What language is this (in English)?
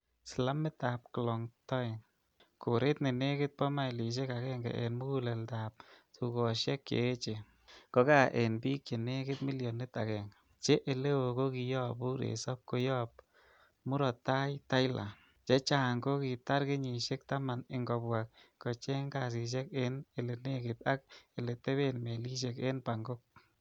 Kalenjin